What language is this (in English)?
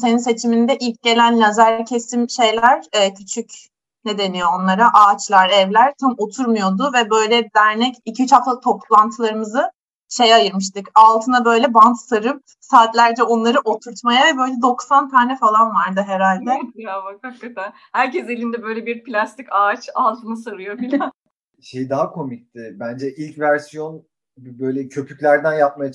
Turkish